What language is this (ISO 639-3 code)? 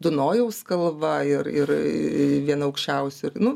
lit